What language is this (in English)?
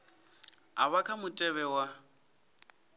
Venda